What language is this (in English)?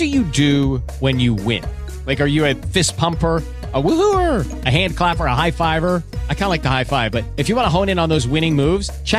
Bulgarian